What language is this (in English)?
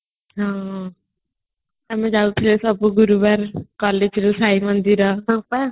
Odia